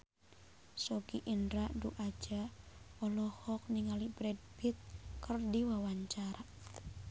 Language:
Sundanese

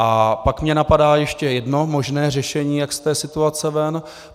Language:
Czech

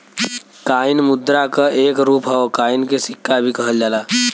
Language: Bhojpuri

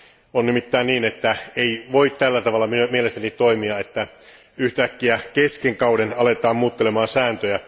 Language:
Finnish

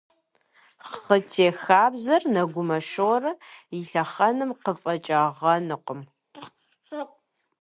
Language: Kabardian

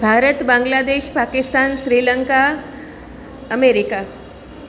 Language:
Gujarati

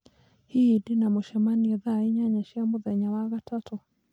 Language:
Kikuyu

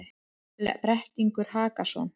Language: Icelandic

